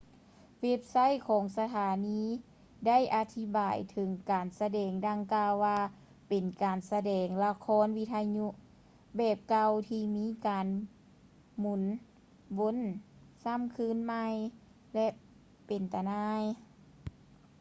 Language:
Lao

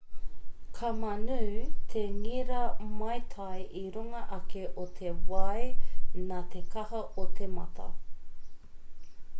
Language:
Māori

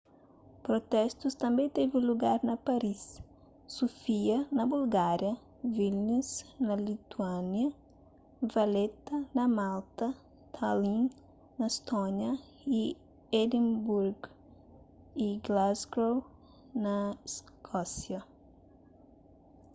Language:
Kabuverdianu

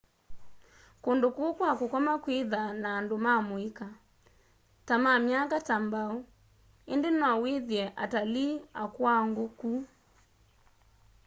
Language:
Kamba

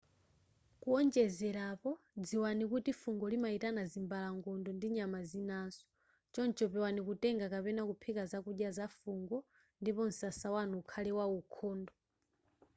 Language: Nyanja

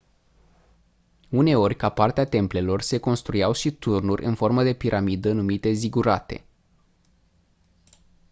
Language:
Romanian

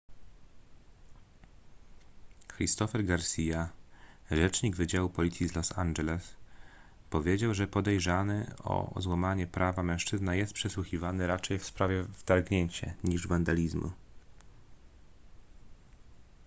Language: Polish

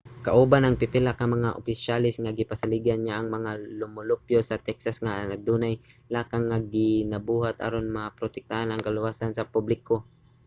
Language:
Cebuano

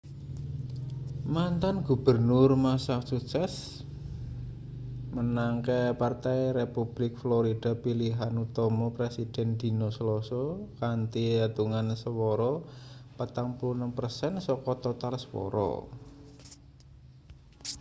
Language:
Javanese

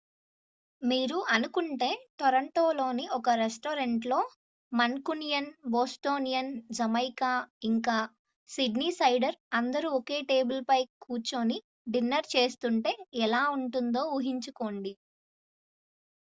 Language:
Telugu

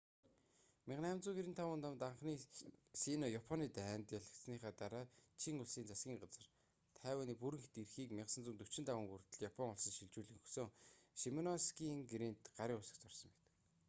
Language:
Mongolian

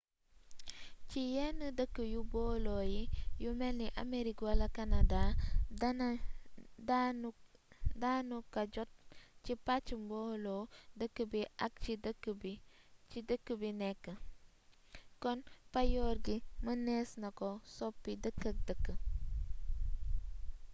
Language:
Wolof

